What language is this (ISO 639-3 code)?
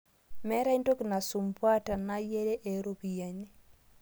mas